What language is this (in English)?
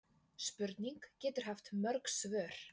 Icelandic